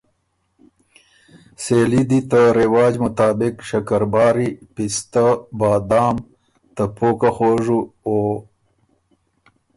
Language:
Ormuri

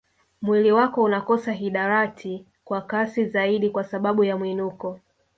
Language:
Swahili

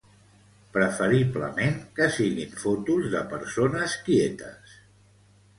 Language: Catalan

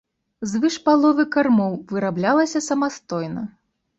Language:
Belarusian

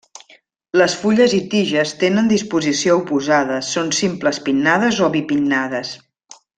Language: Catalan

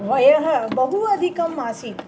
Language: Sanskrit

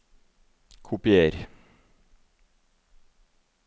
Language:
Norwegian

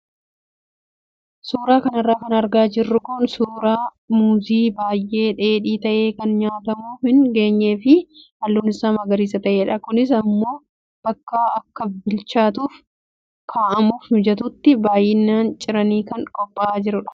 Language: Oromo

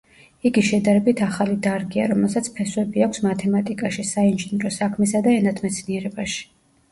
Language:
Georgian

